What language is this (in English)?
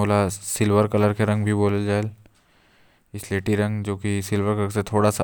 Korwa